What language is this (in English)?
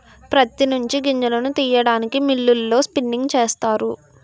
Telugu